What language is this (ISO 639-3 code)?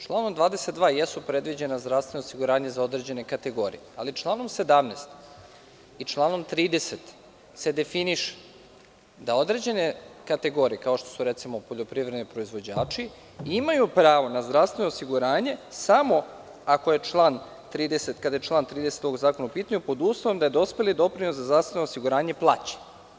srp